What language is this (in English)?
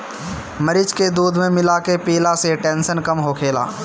Bhojpuri